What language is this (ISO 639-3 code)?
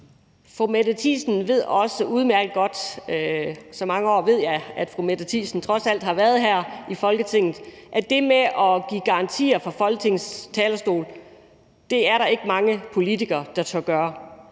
dan